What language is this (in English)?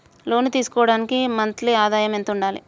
Telugu